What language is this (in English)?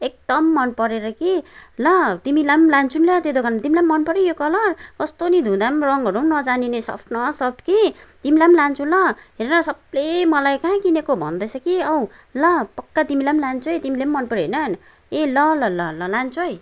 Nepali